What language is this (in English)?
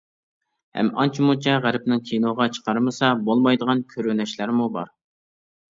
Uyghur